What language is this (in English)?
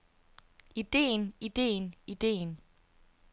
Danish